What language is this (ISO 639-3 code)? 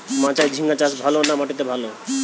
ben